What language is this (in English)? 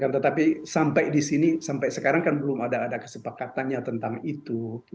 Indonesian